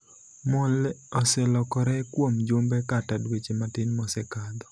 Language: Luo (Kenya and Tanzania)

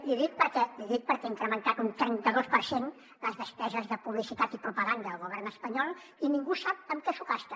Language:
Catalan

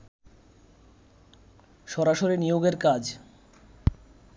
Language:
Bangla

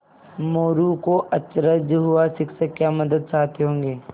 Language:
Hindi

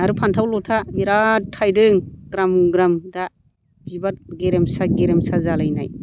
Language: Bodo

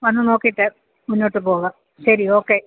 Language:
Malayalam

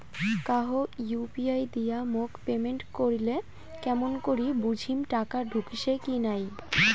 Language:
Bangla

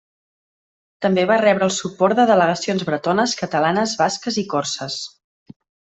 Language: Catalan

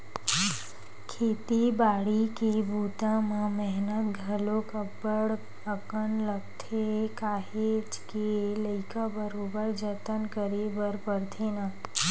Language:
Chhattisgarhi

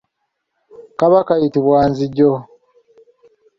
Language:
Ganda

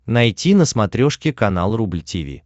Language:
Russian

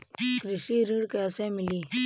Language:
Bhojpuri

